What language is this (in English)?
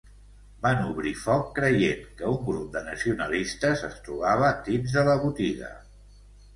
Catalan